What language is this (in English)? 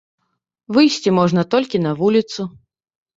Belarusian